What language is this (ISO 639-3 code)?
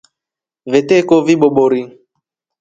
rof